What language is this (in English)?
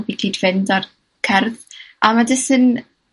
Welsh